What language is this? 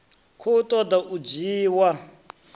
Venda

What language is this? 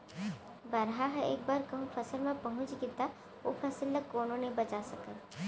Chhattisgarhi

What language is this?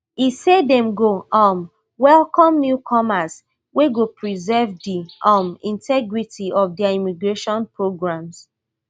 Nigerian Pidgin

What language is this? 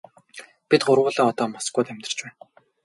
Mongolian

